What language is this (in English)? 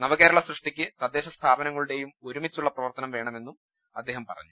Malayalam